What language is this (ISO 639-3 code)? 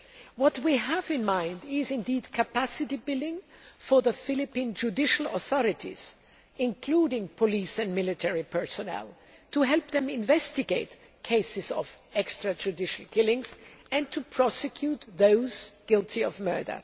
eng